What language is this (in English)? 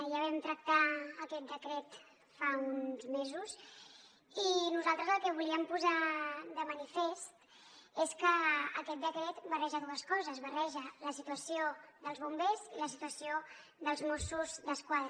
Catalan